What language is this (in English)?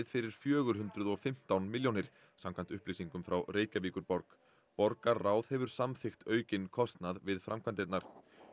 Icelandic